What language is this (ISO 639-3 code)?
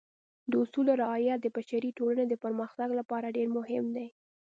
pus